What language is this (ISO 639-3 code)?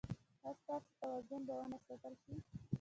pus